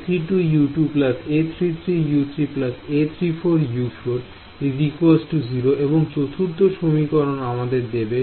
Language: Bangla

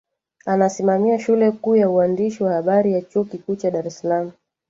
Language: Swahili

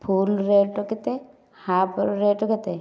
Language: Odia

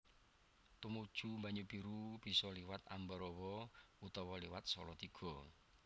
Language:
Javanese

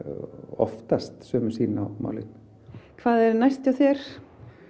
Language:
Icelandic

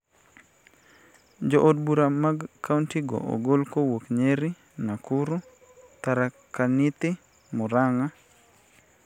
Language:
Luo (Kenya and Tanzania)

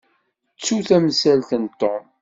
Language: Kabyle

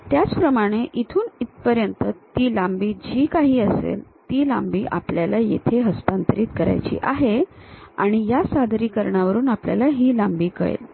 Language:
Marathi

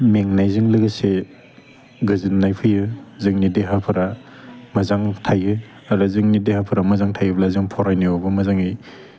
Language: Bodo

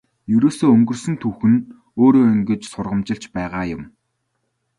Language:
Mongolian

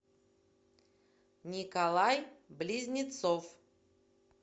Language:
Russian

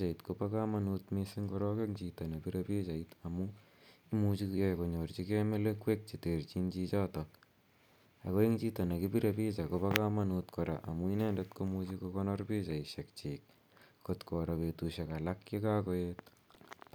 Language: Kalenjin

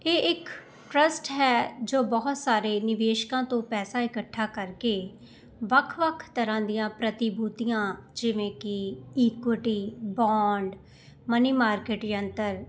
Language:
Punjabi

